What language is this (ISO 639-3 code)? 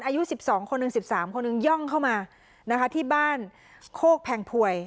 tha